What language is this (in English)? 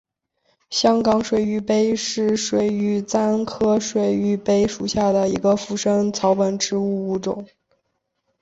Chinese